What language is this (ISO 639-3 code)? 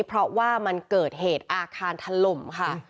tha